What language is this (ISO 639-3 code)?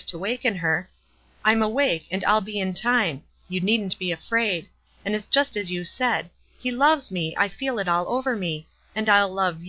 eng